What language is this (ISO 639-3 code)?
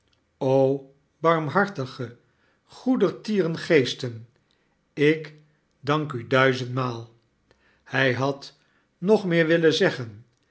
nld